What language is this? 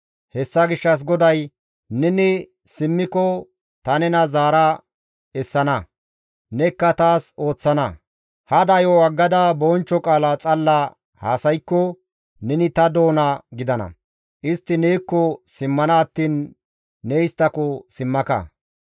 Gamo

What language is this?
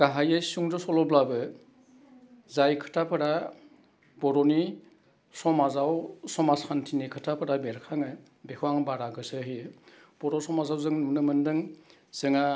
Bodo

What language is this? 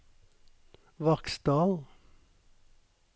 Norwegian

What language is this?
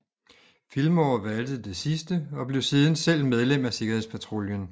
Danish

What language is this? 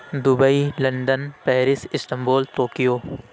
Urdu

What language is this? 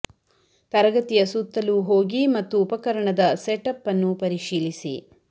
Kannada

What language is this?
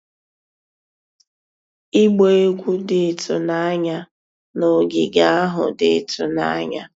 Igbo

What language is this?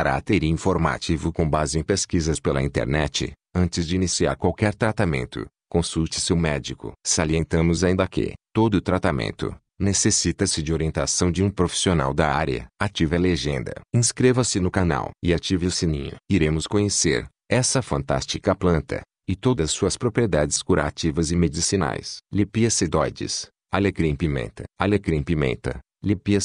Portuguese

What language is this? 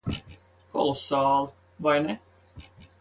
Latvian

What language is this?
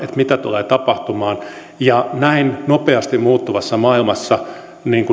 Finnish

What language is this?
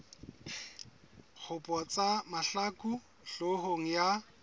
Southern Sotho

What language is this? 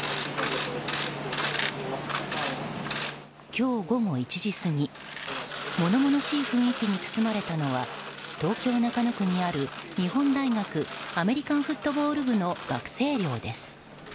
Japanese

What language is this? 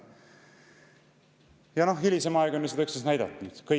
Estonian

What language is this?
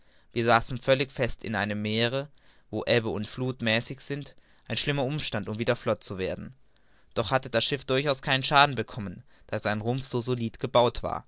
German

